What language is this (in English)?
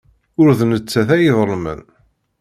Kabyle